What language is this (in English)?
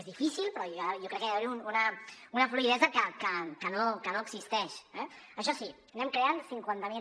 Catalan